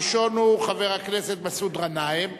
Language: Hebrew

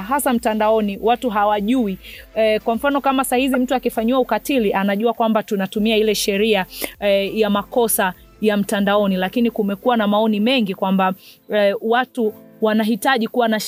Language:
Swahili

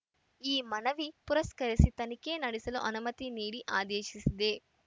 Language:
Kannada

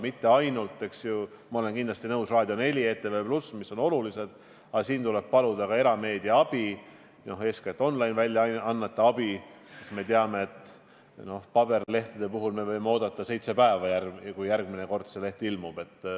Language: Estonian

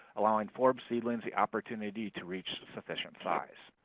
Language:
English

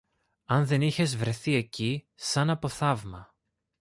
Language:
Greek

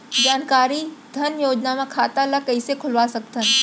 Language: Chhattisgarhi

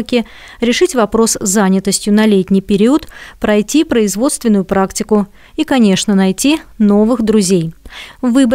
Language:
Russian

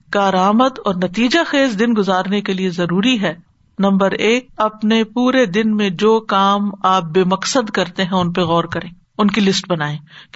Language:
Urdu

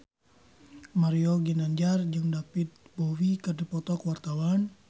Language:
Sundanese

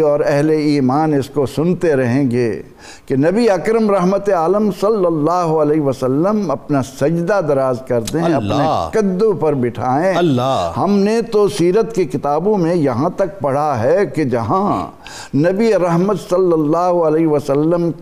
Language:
Urdu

